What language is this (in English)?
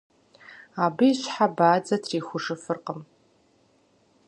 Kabardian